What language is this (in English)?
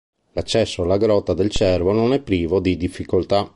Italian